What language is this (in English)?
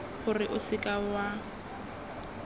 Tswana